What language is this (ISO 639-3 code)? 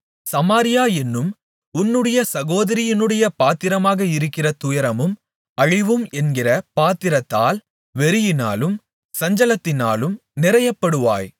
tam